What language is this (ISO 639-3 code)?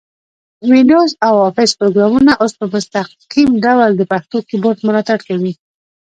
pus